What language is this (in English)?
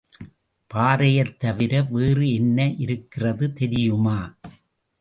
Tamil